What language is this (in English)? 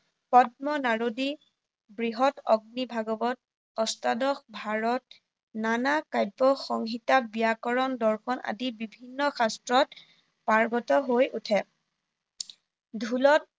Assamese